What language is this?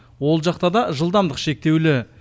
Kazakh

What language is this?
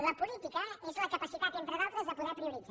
Catalan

